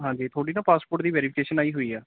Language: Punjabi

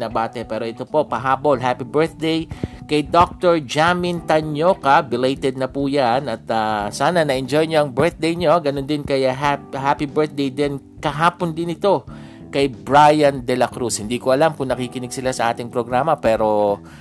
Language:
Filipino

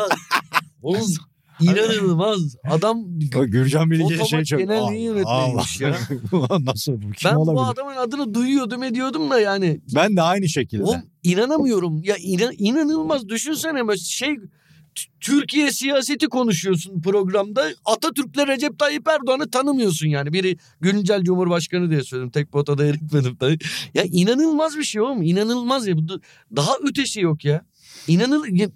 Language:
Turkish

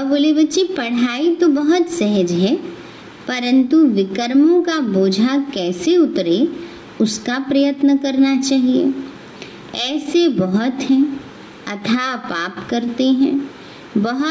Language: Hindi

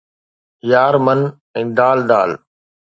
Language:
Sindhi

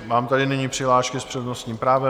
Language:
Czech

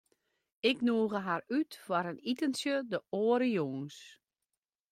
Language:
Western Frisian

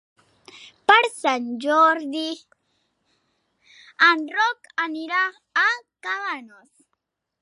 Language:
Catalan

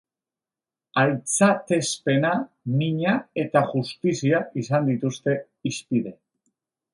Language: Basque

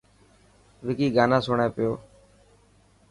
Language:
Dhatki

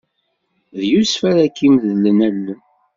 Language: Kabyle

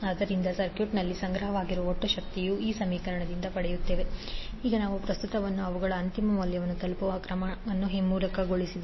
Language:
Kannada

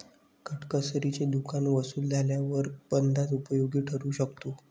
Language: Marathi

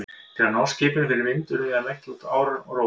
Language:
Icelandic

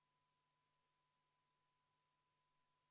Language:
Estonian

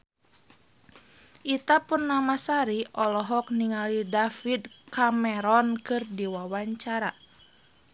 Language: Sundanese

